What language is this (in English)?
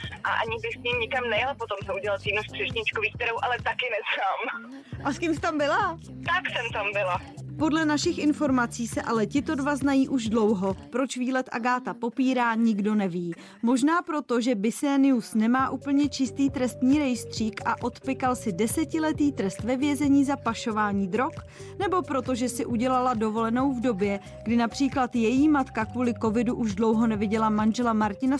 Czech